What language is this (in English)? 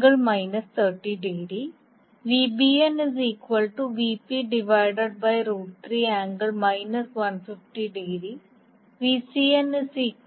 Malayalam